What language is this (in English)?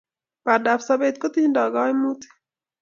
Kalenjin